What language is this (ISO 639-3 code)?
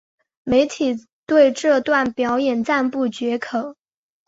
zho